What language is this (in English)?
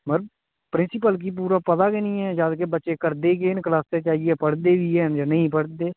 Dogri